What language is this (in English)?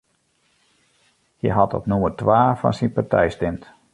Western Frisian